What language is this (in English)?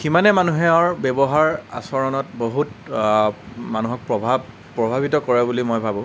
Assamese